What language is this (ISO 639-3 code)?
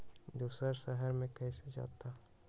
mag